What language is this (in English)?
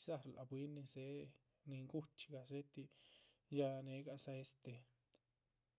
Chichicapan Zapotec